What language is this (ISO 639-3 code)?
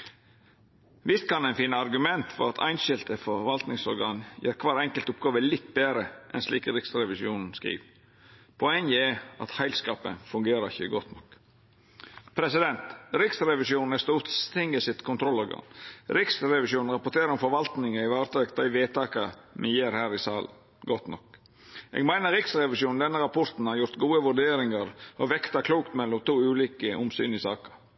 nno